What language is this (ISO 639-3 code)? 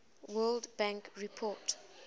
eng